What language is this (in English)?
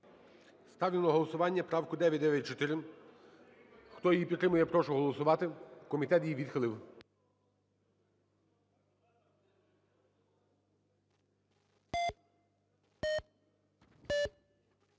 Ukrainian